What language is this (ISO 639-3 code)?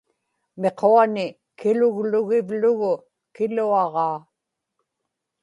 ipk